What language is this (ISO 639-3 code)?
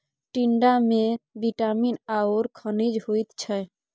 mai